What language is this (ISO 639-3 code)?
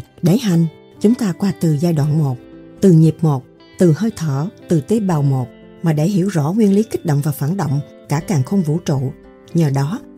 vie